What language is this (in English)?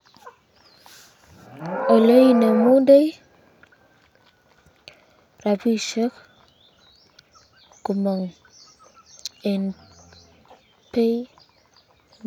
Kalenjin